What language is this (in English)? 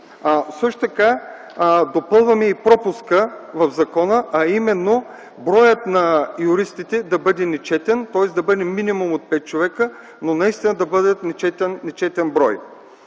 Bulgarian